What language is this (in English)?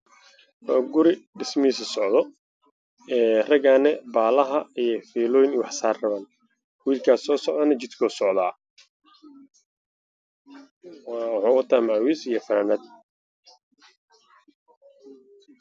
Somali